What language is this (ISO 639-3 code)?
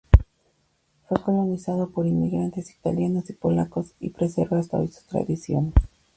spa